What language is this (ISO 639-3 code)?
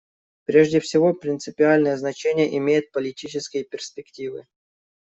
rus